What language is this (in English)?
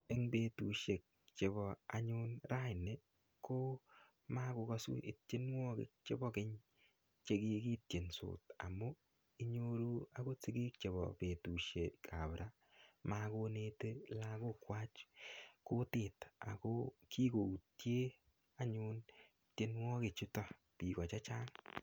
Kalenjin